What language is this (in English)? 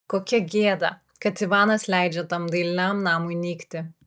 Lithuanian